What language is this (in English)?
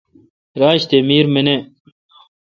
Kalkoti